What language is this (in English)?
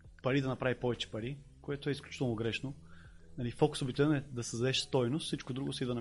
Bulgarian